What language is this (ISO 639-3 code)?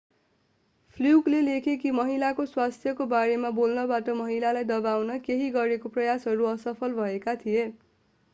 nep